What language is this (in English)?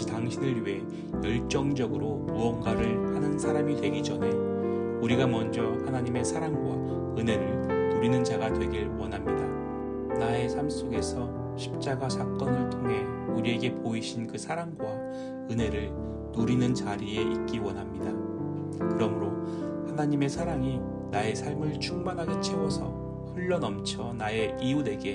Korean